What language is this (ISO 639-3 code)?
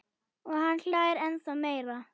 isl